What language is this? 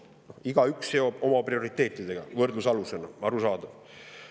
Estonian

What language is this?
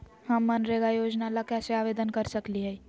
Magahi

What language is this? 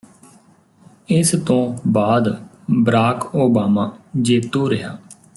Punjabi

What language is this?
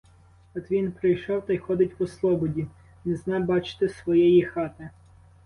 Ukrainian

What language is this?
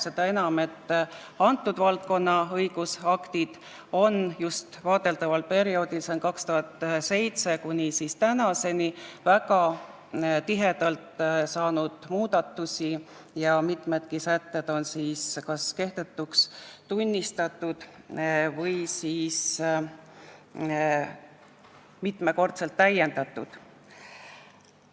Estonian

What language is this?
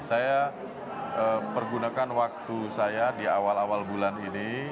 Indonesian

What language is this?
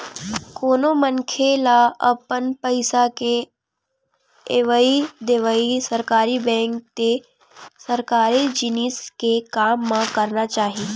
Chhattisgarhi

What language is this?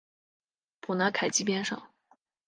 Chinese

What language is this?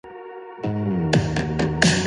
English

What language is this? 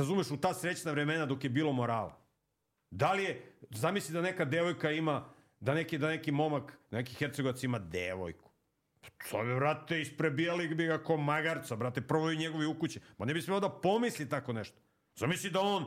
Croatian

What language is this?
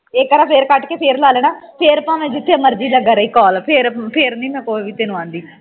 Punjabi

